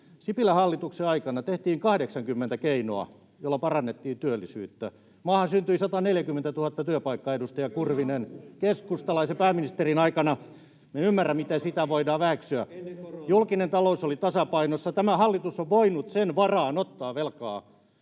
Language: Finnish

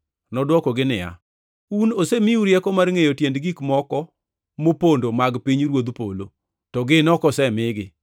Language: Luo (Kenya and Tanzania)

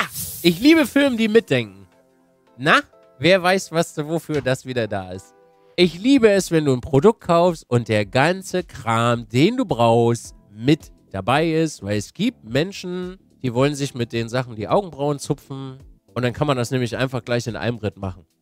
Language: German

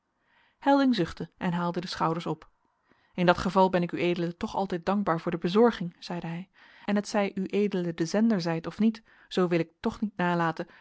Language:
Dutch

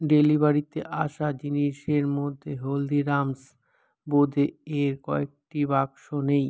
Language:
Bangla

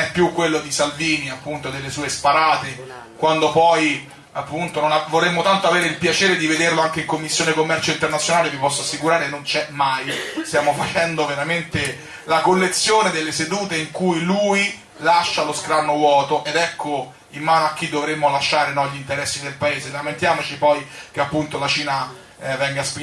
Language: Italian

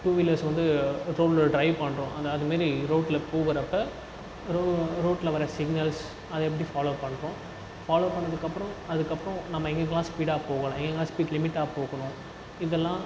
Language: Tamil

